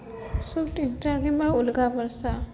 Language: Odia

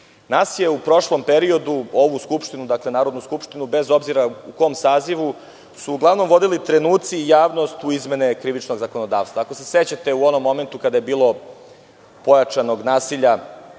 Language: Serbian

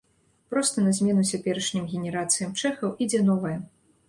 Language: Belarusian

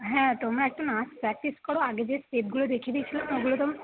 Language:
Bangla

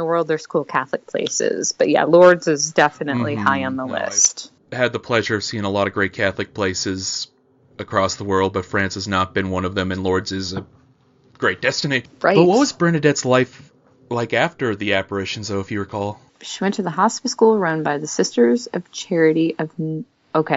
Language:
English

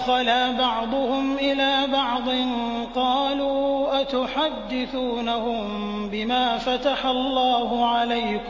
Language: Arabic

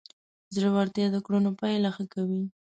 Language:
Pashto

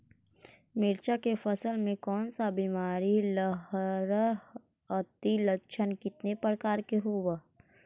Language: Magahi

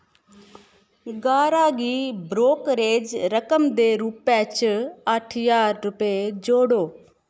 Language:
Dogri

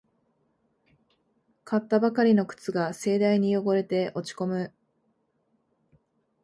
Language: Japanese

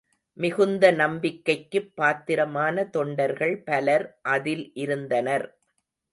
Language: Tamil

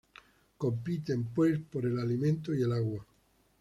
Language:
Spanish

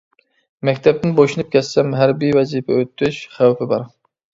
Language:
Uyghur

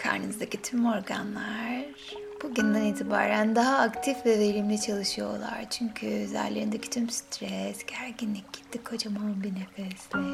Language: Turkish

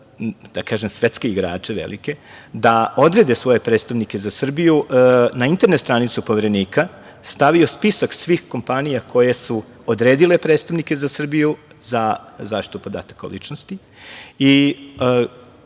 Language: Serbian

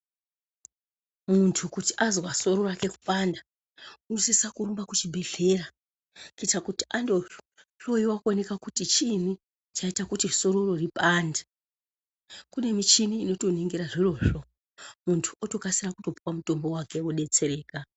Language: Ndau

